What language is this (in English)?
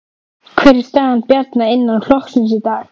Icelandic